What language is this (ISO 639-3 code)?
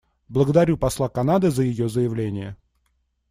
rus